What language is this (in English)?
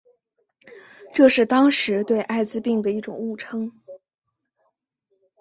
Chinese